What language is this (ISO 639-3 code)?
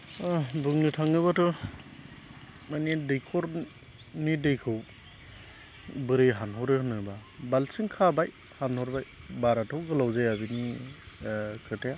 brx